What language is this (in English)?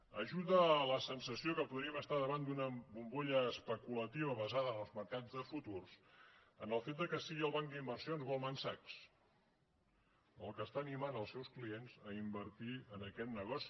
Catalan